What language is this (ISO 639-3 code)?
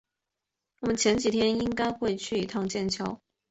zho